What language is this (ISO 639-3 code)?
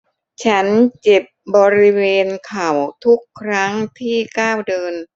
tha